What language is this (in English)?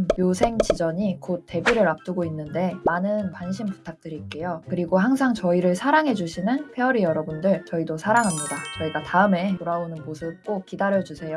Korean